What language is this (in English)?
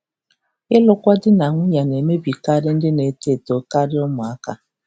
Igbo